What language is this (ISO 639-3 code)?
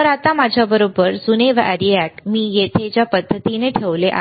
mar